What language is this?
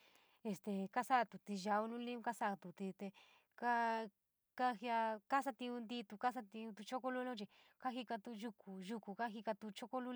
San Miguel El Grande Mixtec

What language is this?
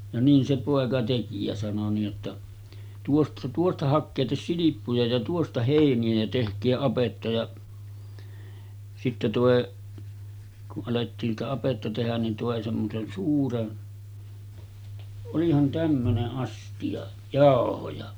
Finnish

